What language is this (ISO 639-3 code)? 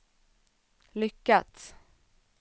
swe